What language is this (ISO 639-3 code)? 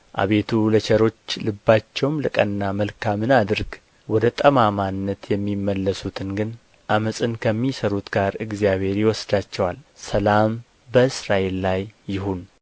amh